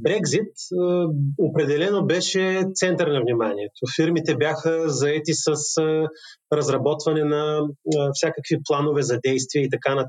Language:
Bulgarian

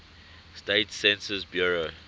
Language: English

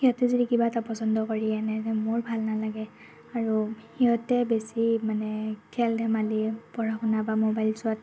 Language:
Assamese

